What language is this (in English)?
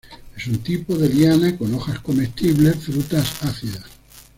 Spanish